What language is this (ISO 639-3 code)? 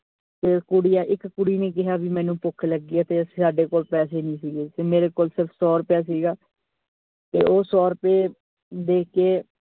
pan